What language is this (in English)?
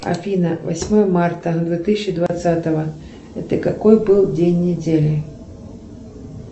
Russian